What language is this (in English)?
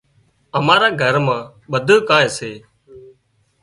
Wadiyara Koli